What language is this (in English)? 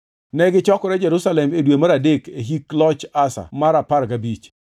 Luo (Kenya and Tanzania)